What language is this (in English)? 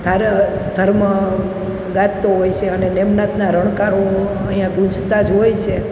Gujarati